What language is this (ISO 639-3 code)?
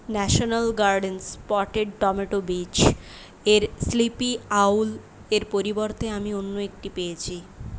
ben